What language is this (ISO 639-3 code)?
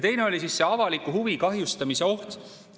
est